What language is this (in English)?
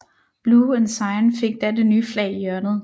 Danish